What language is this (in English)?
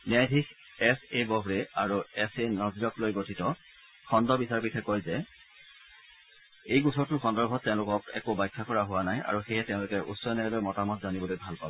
Assamese